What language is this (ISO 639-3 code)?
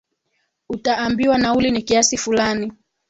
swa